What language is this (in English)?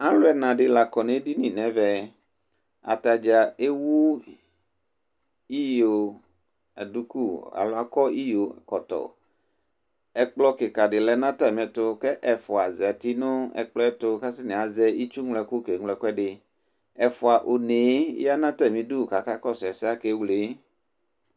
Ikposo